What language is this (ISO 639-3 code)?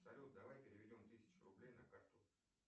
rus